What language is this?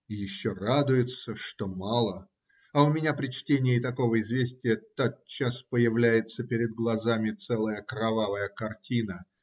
Russian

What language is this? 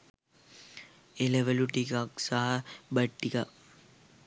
Sinhala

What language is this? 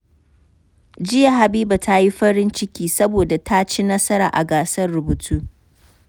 Hausa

